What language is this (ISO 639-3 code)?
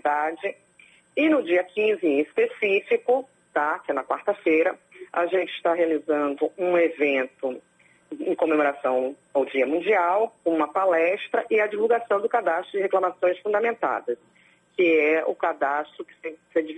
por